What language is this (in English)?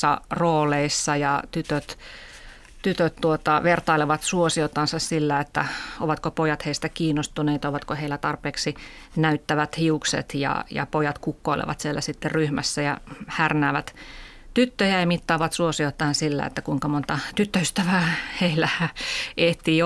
Finnish